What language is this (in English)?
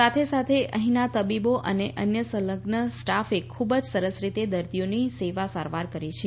Gujarati